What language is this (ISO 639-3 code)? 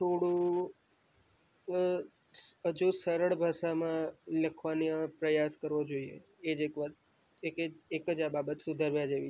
guj